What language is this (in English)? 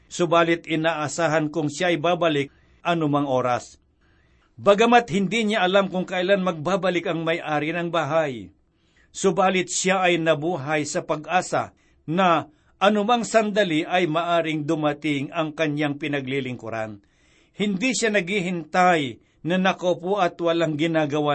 Filipino